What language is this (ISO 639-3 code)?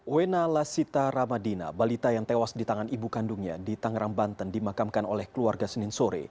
ind